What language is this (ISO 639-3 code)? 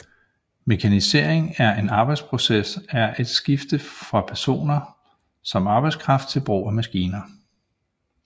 dan